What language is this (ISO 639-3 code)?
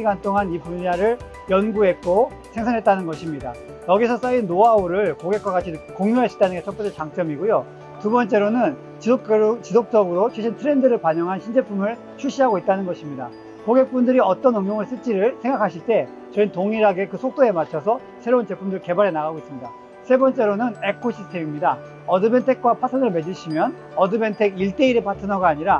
kor